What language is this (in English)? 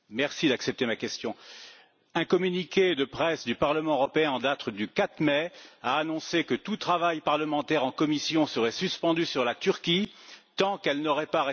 French